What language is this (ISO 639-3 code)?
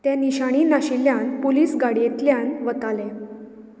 kok